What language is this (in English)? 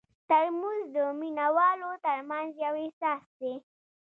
Pashto